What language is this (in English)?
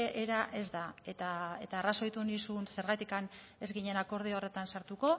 Basque